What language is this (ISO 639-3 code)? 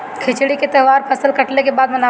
bho